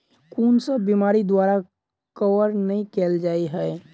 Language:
Maithili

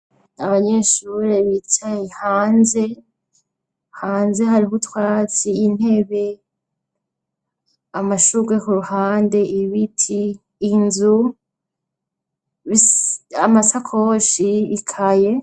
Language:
Rundi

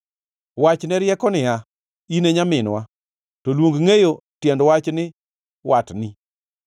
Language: Luo (Kenya and Tanzania)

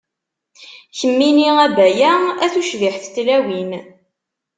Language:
Kabyle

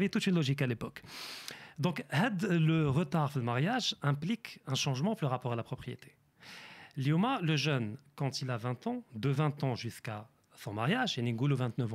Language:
French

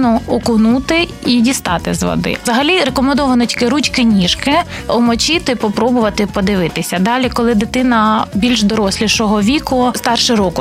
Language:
Ukrainian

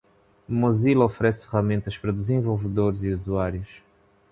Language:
Portuguese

